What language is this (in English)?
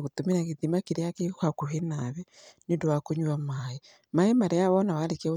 Kikuyu